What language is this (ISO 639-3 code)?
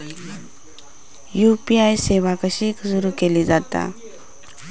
mar